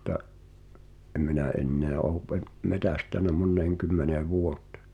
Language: Finnish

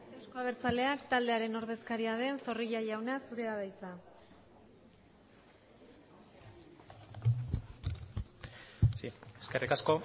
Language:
Basque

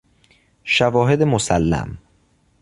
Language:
Persian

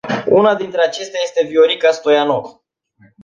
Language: Romanian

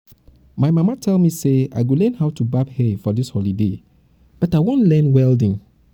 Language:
Nigerian Pidgin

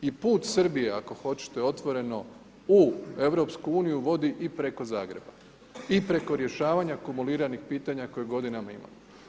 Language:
Croatian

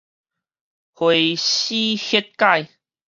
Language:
Min Nan Chinese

